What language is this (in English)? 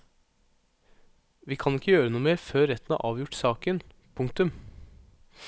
Norwegian